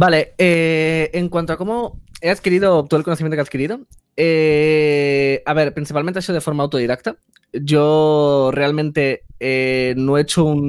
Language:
Spanish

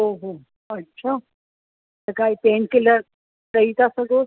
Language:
Sindhi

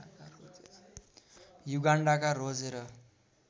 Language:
Nepali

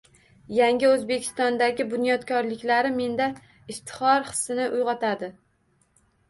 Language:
Uzbek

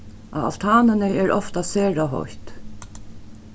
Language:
Faroese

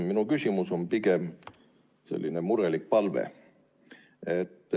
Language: Estonian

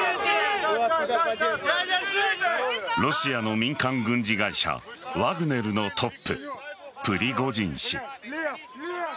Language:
Japanese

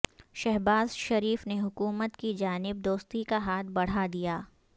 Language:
Urdu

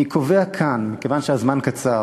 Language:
Hebrew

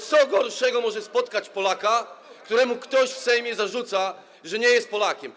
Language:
Polish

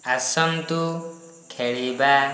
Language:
Odia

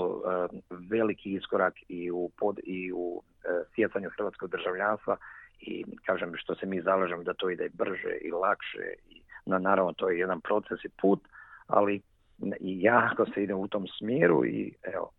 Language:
Croatian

